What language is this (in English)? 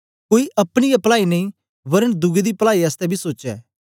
Dogri